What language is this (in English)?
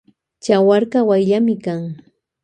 Loja Highland Quichua